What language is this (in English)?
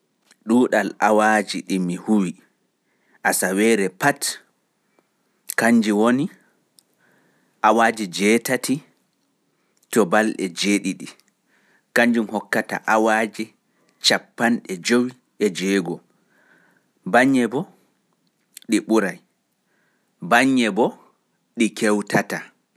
Fula